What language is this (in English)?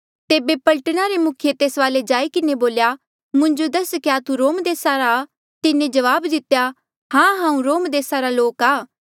Mandeali